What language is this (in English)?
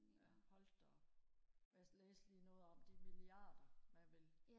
Danish